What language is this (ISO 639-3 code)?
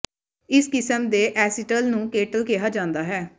pan